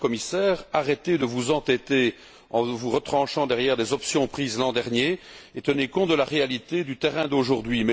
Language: French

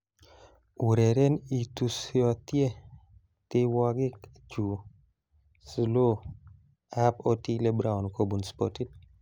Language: Kalenjin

